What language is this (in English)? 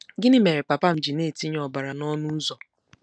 Igbo